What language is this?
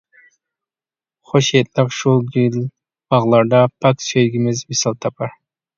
Uyghur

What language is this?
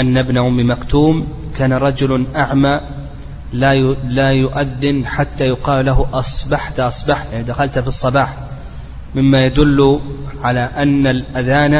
Arabic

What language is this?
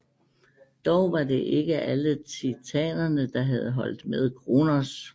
Danish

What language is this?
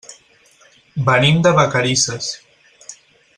Catalan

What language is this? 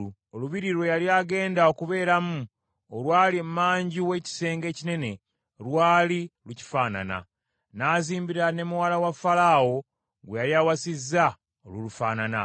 Ganda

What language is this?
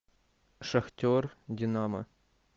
Russian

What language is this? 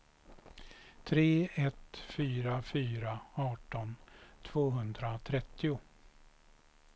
Swedish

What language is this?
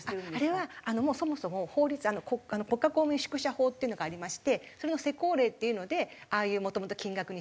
Japanese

